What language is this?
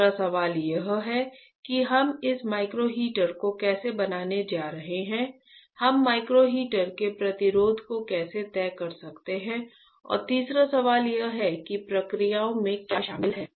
Hindi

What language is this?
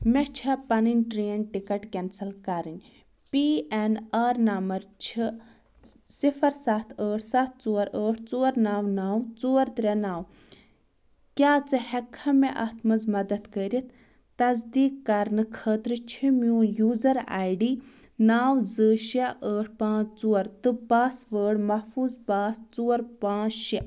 Kashmiri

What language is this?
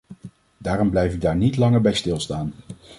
Dutch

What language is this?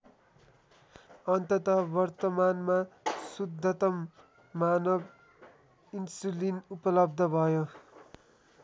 Nepali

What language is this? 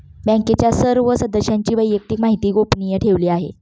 Marathi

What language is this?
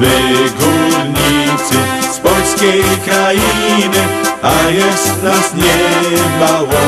Polish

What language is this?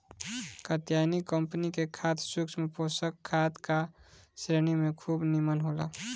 Bhojpuri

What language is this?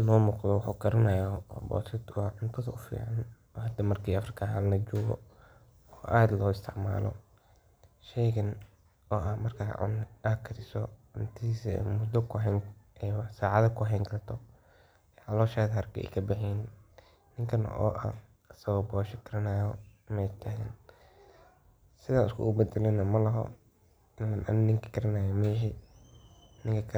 Somali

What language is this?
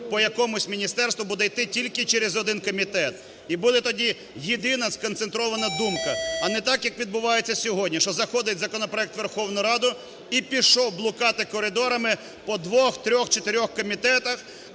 Ukrainian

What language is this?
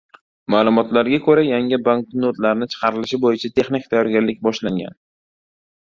Uzbek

